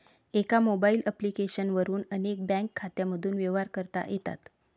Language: Marathi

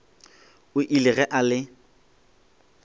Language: Northern Sotho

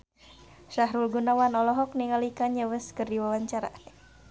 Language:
Sundanese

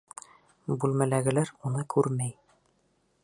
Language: Bashkir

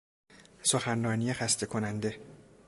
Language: Persian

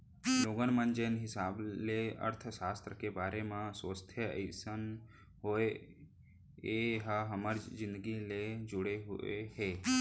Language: Chhattisgarhi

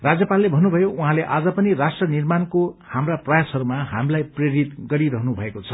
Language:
Nepali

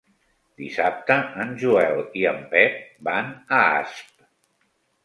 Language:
Catalan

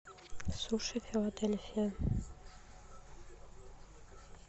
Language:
Russian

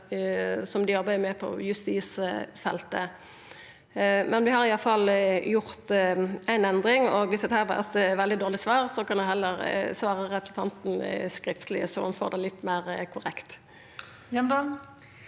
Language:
Norwegian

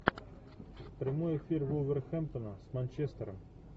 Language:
Russian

